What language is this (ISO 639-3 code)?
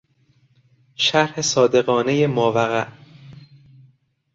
fas